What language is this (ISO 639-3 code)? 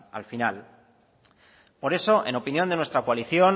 spa